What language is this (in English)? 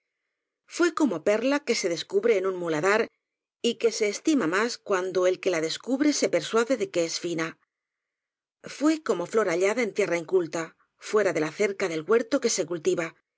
Spanish